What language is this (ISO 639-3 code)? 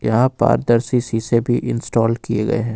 hin